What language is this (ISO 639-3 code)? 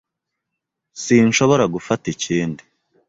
kin